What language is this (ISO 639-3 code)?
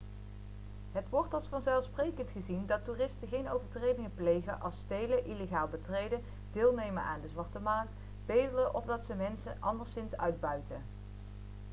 nld